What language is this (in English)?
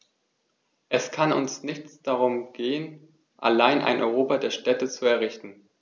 German